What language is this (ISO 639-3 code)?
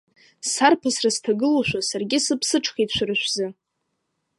abk